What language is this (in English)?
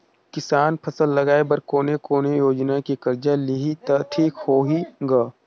Chhattisgarhi